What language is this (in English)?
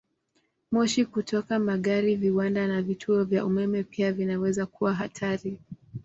Swahili